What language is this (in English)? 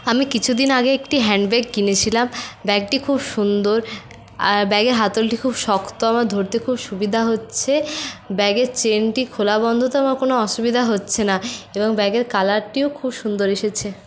Bangla